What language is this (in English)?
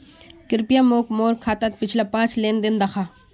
Magahi